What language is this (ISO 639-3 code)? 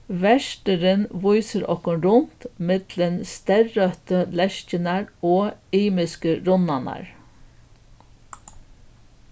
fao